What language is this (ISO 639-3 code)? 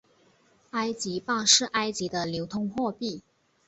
zho